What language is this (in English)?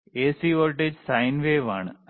Malayalam